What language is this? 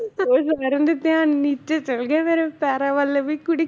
Punjabi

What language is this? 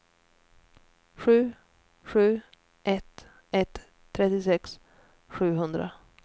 Swedish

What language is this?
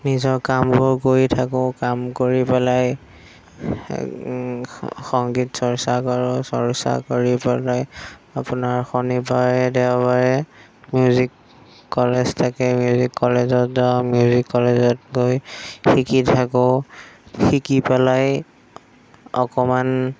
Assamese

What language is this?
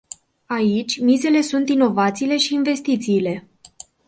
Romanian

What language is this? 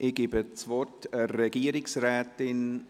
Swiss German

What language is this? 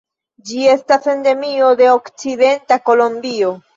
Esperanto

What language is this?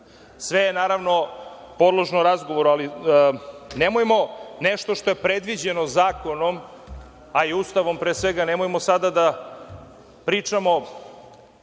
Serbian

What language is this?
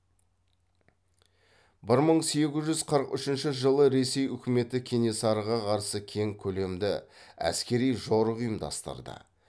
Kazakh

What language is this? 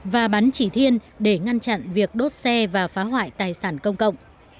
Vietnamese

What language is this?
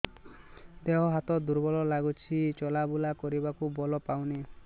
Odia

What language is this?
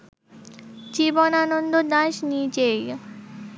Bangla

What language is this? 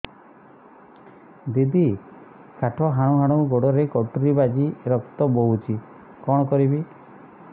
Odia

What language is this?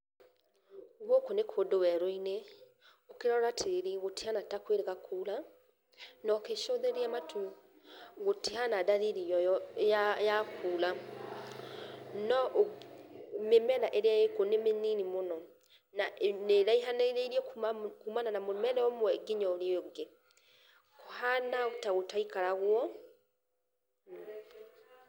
Kikuyu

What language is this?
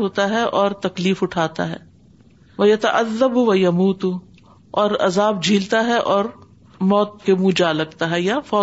Urdu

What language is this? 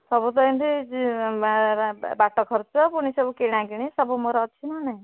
Odia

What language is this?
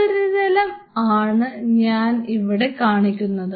Malayalam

